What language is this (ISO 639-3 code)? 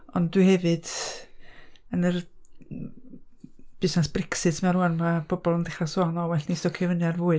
cym